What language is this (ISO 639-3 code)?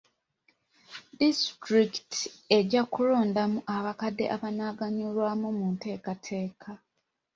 lug